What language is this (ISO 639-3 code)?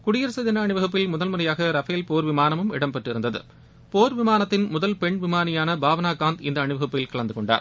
tam